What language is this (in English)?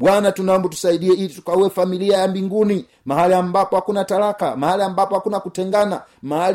Swahili